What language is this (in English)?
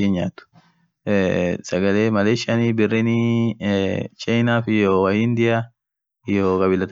Orma